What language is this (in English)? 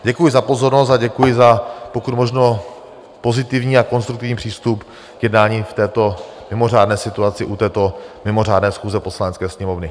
Czech